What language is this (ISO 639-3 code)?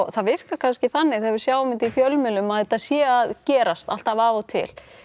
isl